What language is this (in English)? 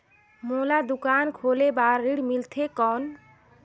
Chhattisgarhi